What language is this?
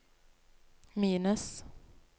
Norwegian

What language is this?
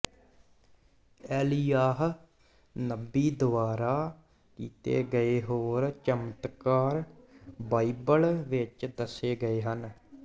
Punjabi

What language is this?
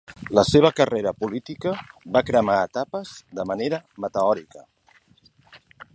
Catalan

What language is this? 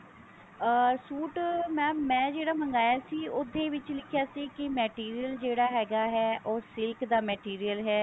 Punjabi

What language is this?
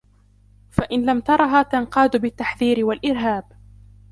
Arabic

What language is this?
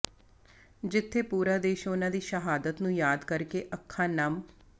Punjabi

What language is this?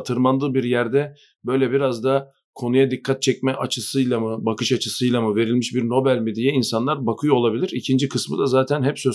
Turkish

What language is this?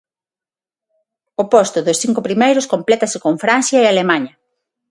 Galician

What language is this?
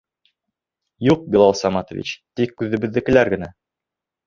Bashkir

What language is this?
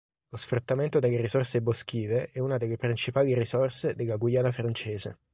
Italian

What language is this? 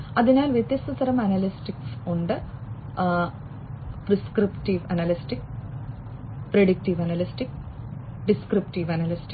Malayalam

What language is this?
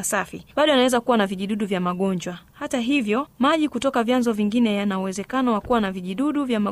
Swahili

